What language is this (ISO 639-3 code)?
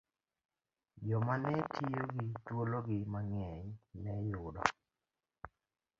luo